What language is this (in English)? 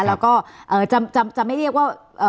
Thai